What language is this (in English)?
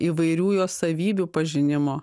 Lithuanian